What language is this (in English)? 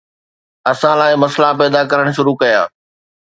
Sindhi